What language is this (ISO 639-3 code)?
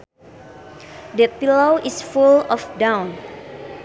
sun